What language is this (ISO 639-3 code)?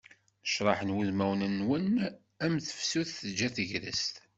kab